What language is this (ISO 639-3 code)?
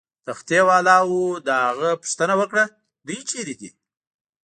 pus